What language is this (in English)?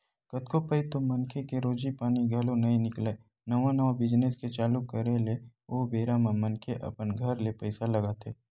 Chhattisgarhi